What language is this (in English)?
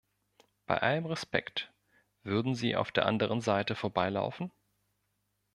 German